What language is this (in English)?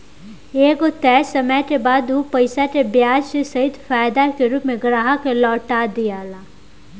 Bhojpuri